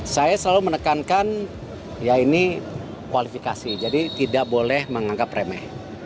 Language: Indonesian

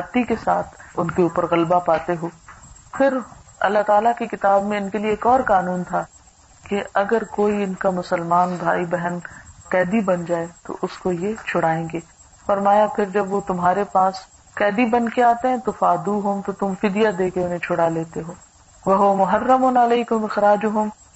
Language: Urdu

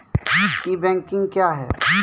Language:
Maithili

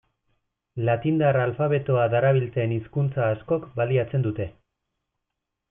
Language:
Basque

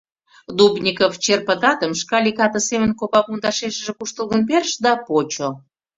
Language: Mari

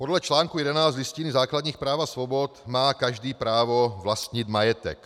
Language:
Czech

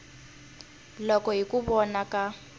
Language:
Tsonga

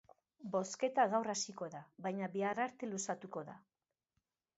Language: Basque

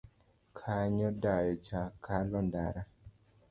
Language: Luo (Kenya and Tanzania)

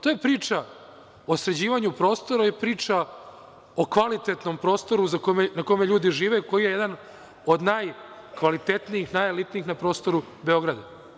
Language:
Serbian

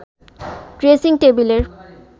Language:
Bangla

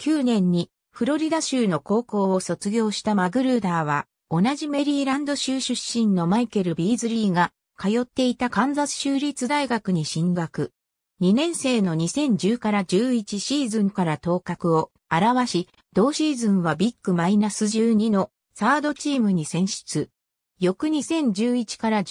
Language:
Japanese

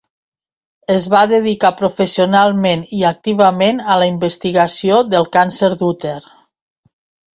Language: Catalan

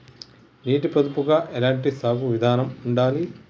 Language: Telugu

